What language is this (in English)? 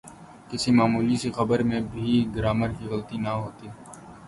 Urdu